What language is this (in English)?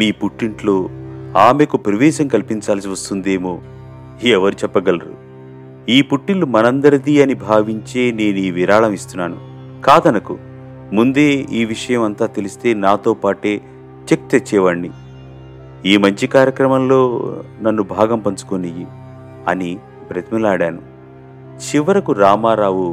Telugu